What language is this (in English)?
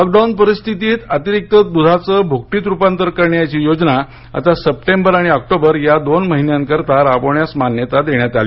Marathi